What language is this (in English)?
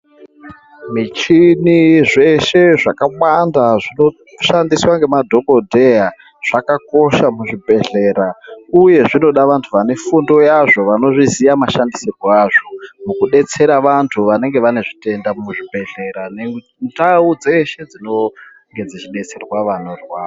Ndau